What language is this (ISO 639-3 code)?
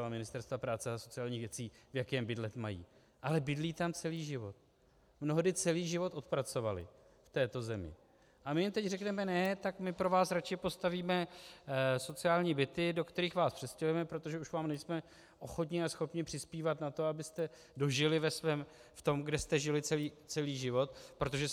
ces